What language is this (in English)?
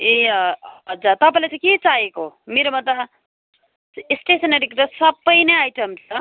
Nepali